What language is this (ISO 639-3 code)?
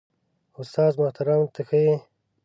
pus